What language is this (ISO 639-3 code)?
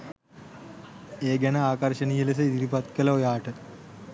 sin